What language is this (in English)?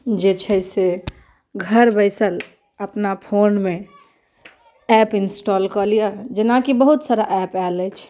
Maithili